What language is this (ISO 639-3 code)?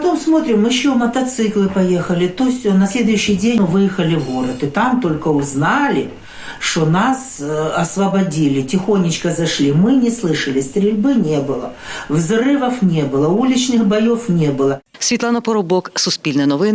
ukr